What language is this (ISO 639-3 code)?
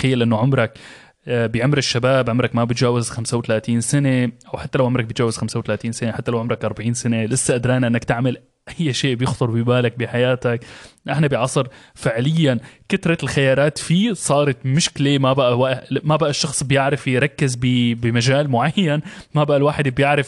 ara